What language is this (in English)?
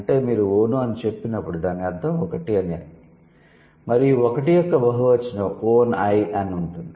Telugu